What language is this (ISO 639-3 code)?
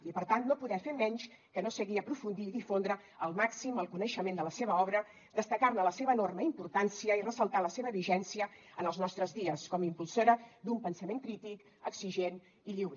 cat